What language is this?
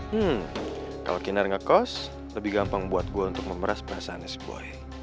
Indonesian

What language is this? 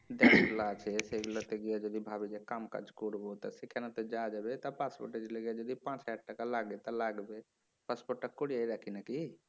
Bangla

